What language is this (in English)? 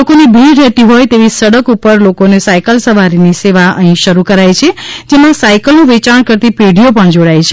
Gujarati